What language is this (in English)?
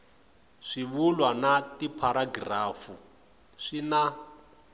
Tsonga